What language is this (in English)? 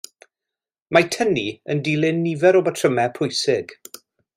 Welsh